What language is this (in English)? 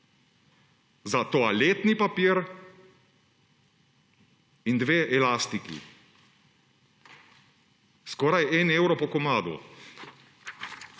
Slovenian